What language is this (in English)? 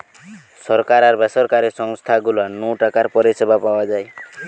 Bangla